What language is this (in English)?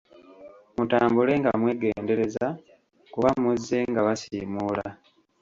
Ganda